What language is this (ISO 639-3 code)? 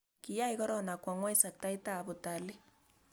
kln